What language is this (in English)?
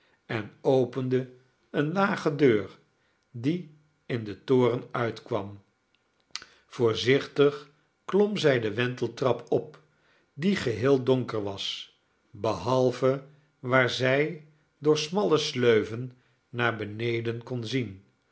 Dutch